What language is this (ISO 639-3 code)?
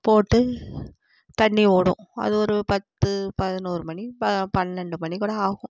tam